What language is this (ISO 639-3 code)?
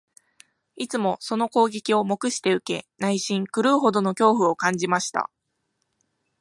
jpn